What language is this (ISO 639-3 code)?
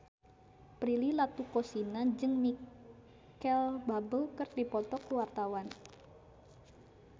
sun